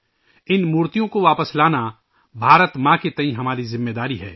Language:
Urdu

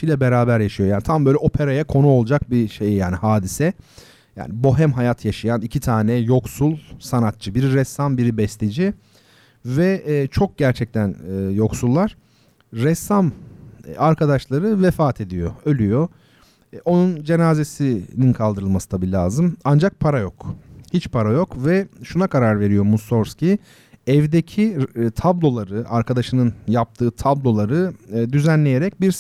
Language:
Turkish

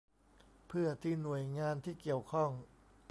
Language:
Thai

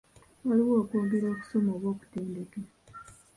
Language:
Ganda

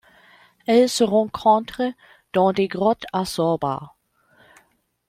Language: French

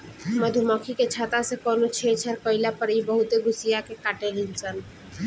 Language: Bhojpuri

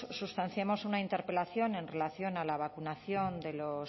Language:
Spanish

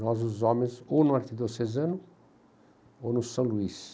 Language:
Portuguese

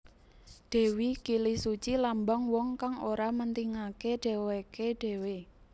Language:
Javanese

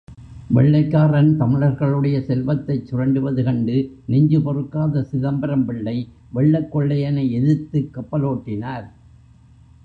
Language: Tamil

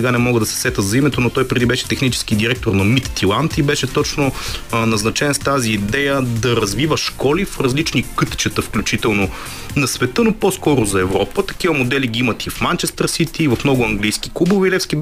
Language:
Bulgarian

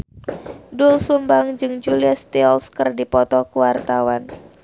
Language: Sundanese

